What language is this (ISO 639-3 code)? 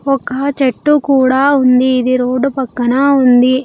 tel